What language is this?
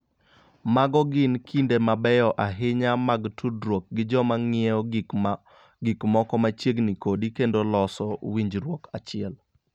Luo (Kenya and Tanzania)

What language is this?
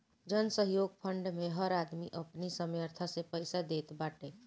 Bhojpuri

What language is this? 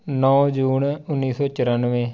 Punjabi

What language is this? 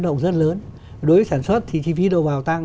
Vietnamese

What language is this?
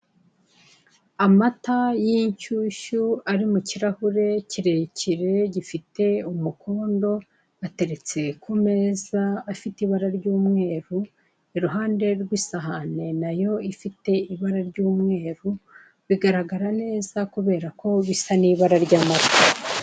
Kinyarwanda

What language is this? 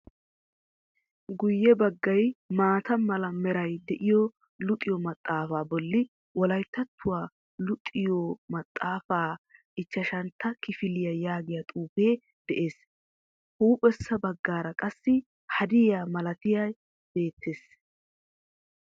Wolaytta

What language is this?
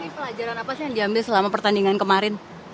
Indonesian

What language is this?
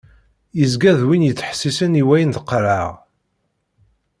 Kabyle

